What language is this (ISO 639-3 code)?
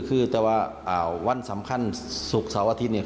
tha